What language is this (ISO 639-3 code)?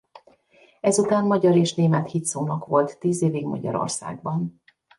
hun